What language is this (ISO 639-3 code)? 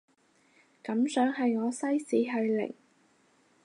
yue